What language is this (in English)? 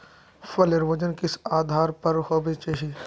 Magahi